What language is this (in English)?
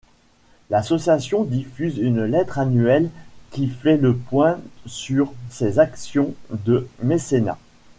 French